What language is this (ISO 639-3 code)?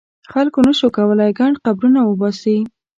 pus